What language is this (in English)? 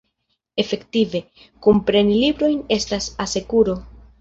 Esperanto